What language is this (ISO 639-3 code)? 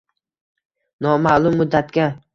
uzb